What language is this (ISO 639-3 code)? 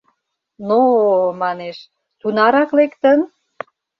chm